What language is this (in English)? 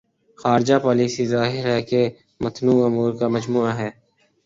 Urdu